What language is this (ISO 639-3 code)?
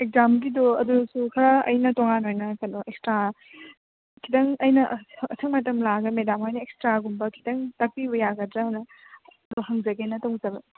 mni